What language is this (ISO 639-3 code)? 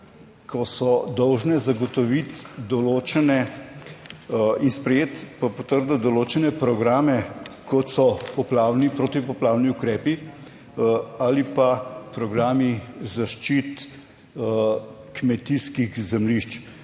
slv